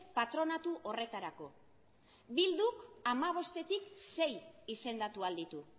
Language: Basque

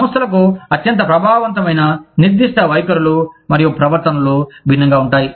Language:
Telugu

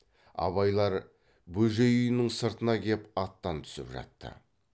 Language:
Kazakh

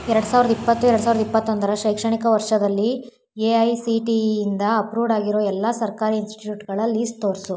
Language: Kannada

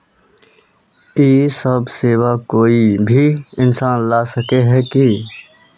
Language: Magahi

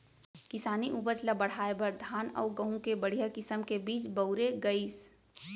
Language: Chhattisgarhi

